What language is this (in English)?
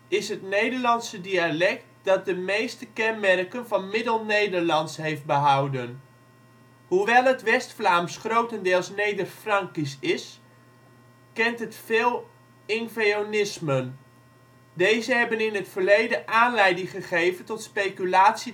Dutch